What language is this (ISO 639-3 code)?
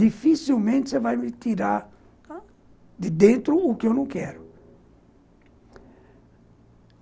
por